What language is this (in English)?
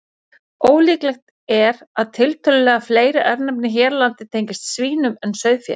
Icelandic